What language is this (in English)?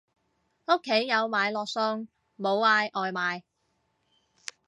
Cantonese